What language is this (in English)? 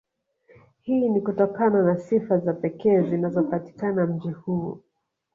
Swahili